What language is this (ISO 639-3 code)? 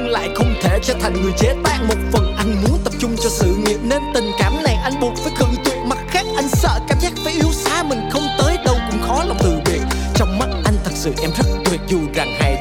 vie